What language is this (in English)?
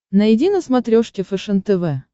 Russian